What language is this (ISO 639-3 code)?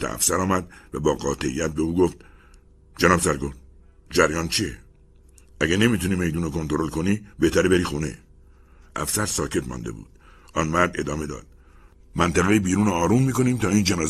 fas